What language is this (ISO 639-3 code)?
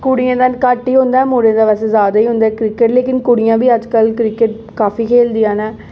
doi